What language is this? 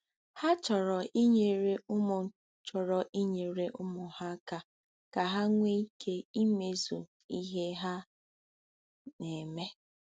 Igbo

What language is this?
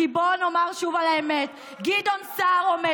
Hebrew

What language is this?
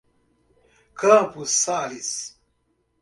Portuguese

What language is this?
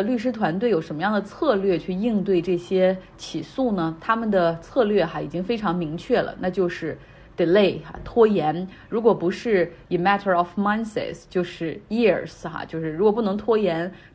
Chinese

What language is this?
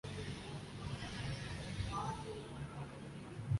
Urdu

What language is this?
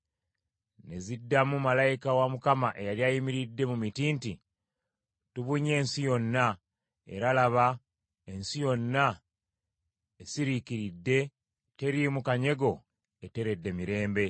Ganda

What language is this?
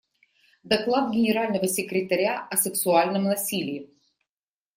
Russian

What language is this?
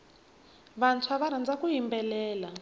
Tsonga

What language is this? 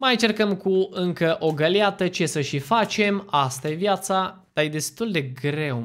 Romanian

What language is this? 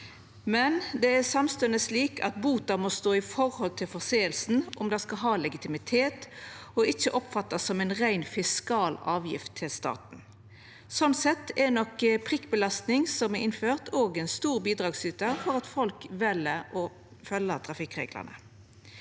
Norwegian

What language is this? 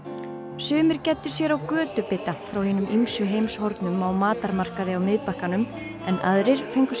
Icelandic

